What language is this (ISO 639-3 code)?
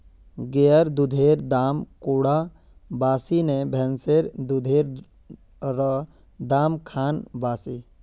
mag